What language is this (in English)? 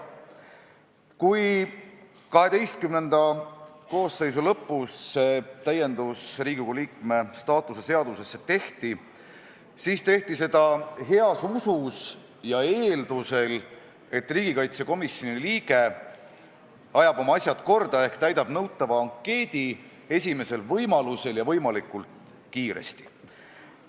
Estonian